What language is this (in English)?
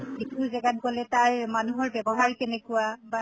Assamese